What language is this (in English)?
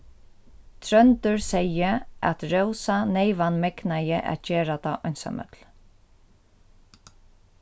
Faroese